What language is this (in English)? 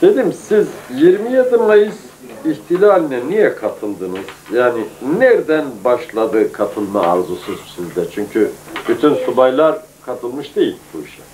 Turkish